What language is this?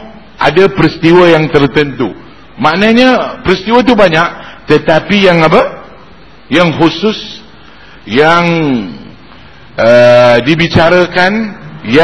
Malay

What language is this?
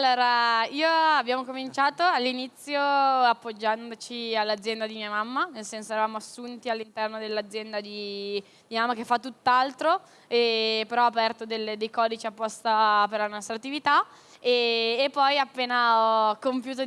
Italian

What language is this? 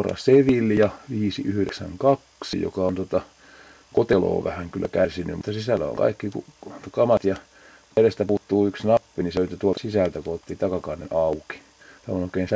Finnish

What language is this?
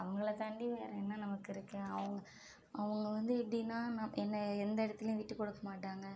Tamil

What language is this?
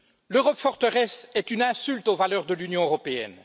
French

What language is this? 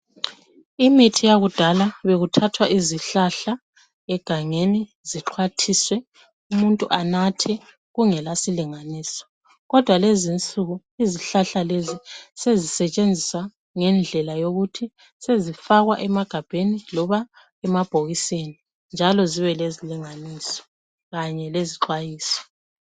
North Ndebele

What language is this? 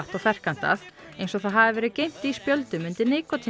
Icelandic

